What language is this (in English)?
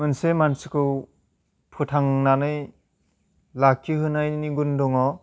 Bodo